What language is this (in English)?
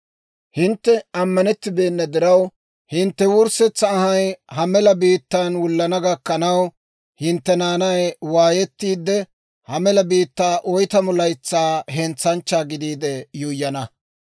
Dawro